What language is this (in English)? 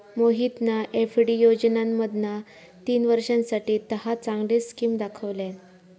Marathi